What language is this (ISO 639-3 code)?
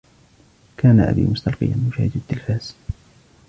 ara